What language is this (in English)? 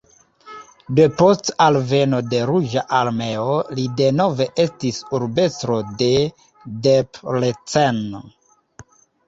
Esperanto